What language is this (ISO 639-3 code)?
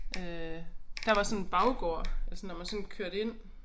dan